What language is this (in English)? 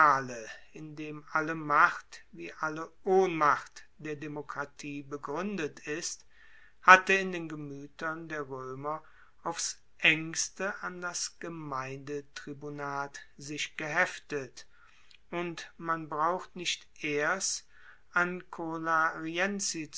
German